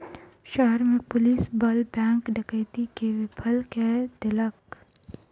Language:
Maithili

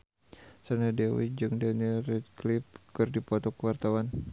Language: Sundanese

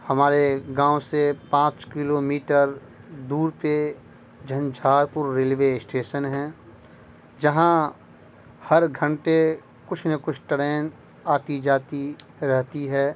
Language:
Urdu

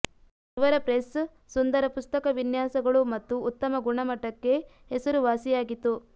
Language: Kannada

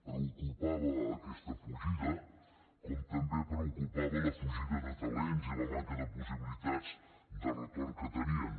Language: Catalan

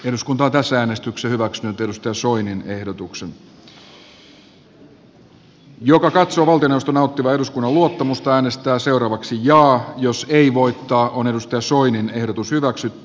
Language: Finnish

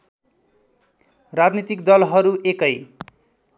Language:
Nepali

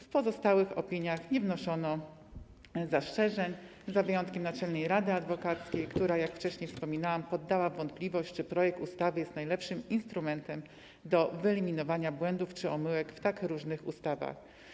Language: Polish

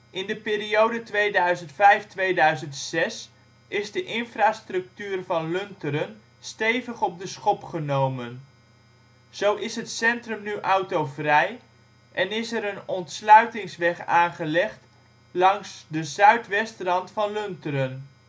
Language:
Dutch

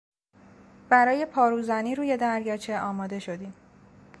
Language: Persian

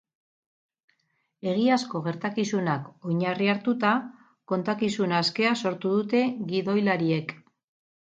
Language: Basque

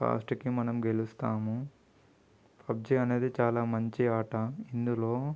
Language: Telugu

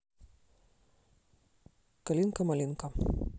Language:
Russian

